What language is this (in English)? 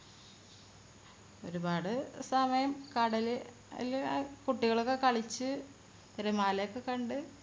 Malayalam